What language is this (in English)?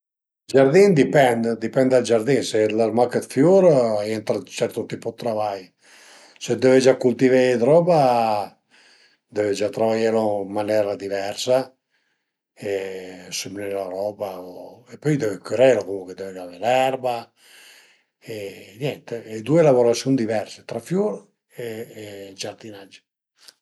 Piedmontese